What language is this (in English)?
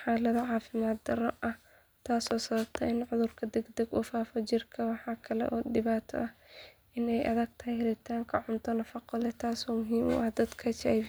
Somali